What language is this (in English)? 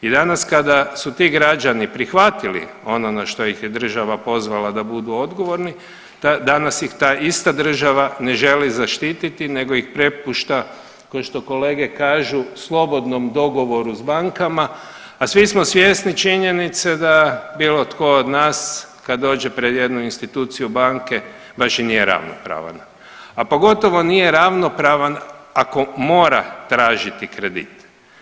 Croatian